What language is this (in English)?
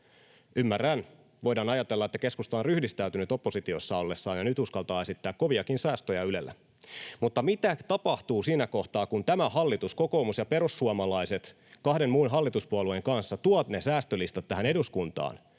Finnish